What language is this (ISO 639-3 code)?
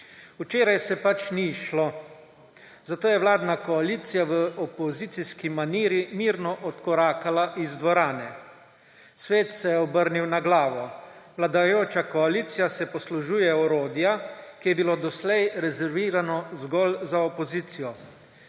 slv